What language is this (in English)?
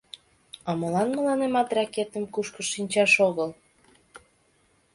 Mari